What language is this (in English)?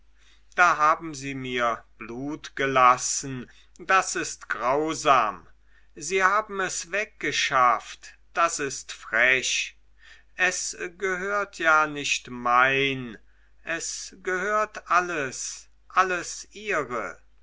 German